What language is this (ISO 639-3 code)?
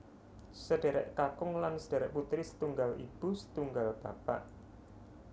jav